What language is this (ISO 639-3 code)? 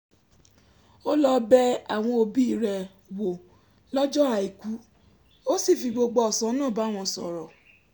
yor